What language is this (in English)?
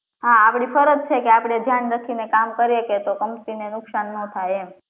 Gujarati